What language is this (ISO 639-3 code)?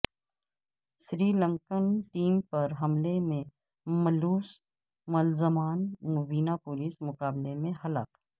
urd